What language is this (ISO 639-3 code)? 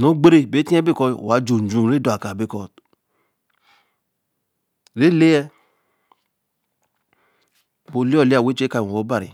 elm